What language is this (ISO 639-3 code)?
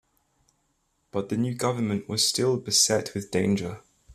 eng